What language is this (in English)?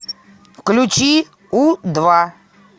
Russian